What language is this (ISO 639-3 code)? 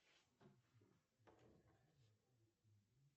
rus